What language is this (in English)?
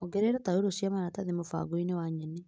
Kikuyu